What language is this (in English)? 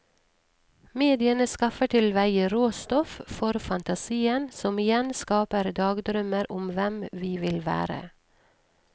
Norwegian